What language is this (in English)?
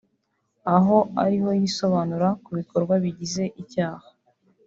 Kinyarwanda